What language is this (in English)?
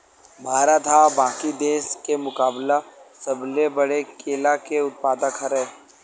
Chhattisgarhi